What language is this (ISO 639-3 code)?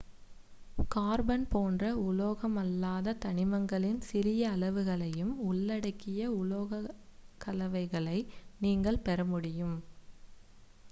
tam